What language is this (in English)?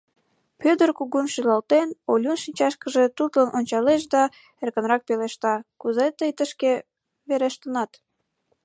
Mari